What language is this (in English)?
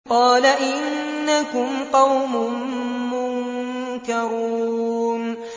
Arabic